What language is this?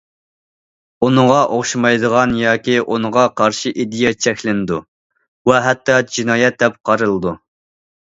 Uyghur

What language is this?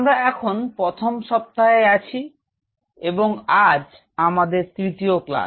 Bangla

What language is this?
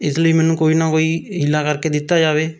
Punjabi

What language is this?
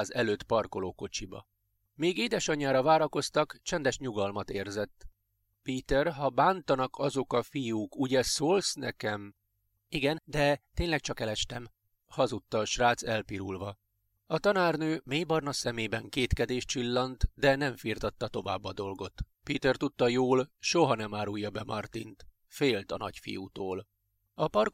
Hungarian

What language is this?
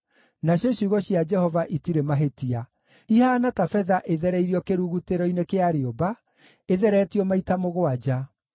Kikuyu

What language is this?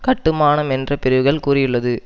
Tamil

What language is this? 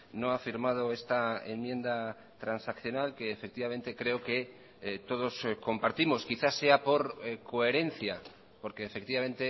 Spanish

